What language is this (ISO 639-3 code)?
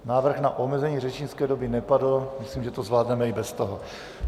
ces